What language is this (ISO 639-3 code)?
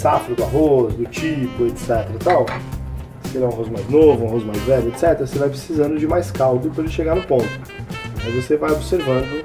por